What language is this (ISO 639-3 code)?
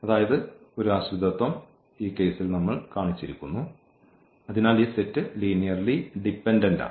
mal